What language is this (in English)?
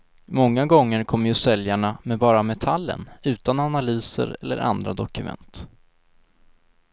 Swedish